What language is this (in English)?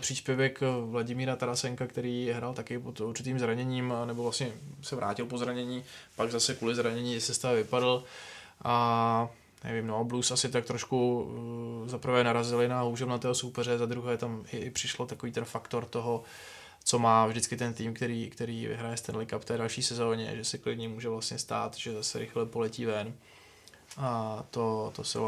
Czech